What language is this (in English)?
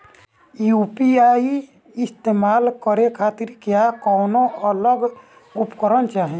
Bhojpuri